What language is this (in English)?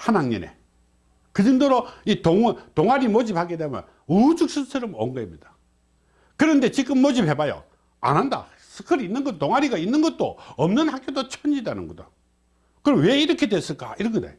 Korean